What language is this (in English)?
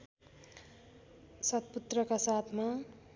Nepali